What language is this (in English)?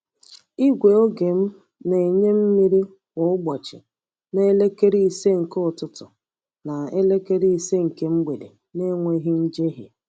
Igbo